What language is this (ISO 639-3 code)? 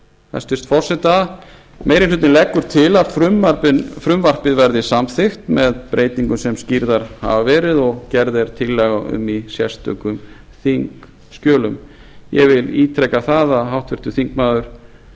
isl